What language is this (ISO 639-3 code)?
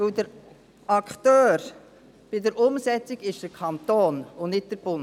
gsw